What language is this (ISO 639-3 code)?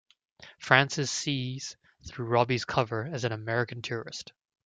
eng